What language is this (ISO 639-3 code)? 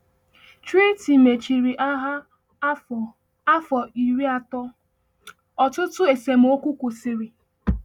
ibo